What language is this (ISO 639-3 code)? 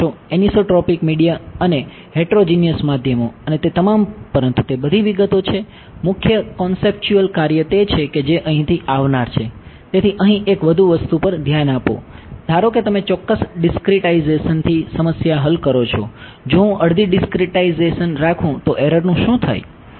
guj